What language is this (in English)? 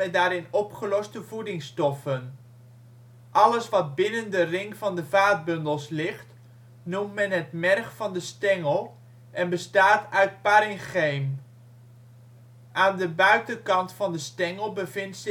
Dutch